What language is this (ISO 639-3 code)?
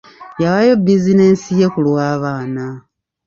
lug